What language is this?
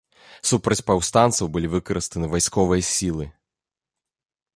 Belarusian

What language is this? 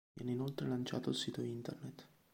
Italian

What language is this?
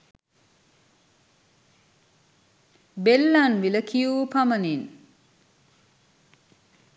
Sinhala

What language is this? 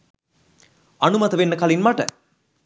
Sinhala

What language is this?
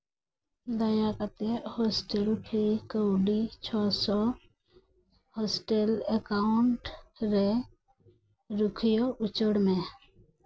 Santali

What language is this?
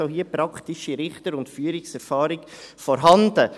Swiss German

